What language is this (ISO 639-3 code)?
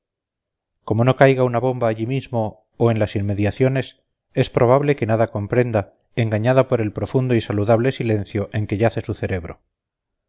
spa